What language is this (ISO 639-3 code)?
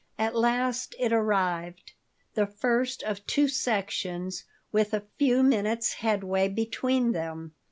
eng